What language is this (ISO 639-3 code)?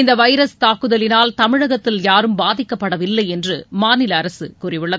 tam